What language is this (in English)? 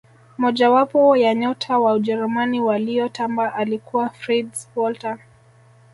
Swahili